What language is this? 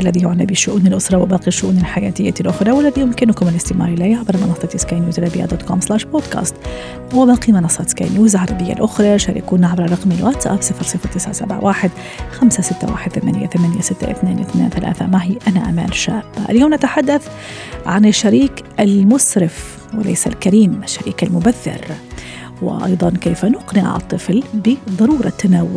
Arabic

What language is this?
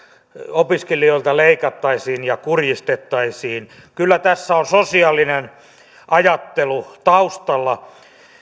Finnish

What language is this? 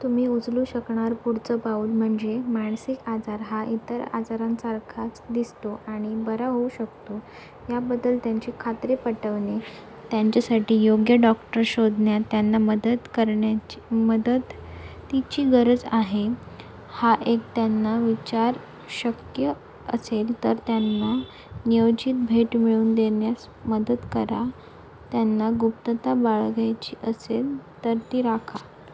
Marathi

